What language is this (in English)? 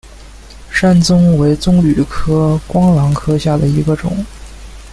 Chinese